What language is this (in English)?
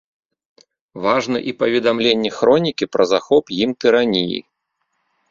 Belarusian